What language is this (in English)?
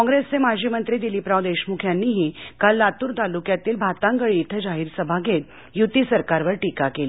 Marathi